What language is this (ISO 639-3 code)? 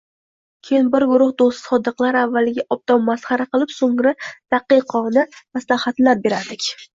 uzb